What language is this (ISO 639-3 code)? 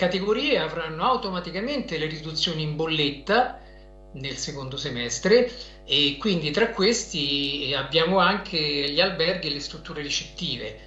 ita